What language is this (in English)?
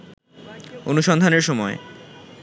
Bangla